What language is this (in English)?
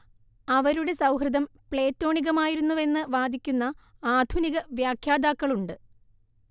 Malayalam